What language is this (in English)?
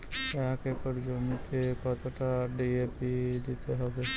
Bangla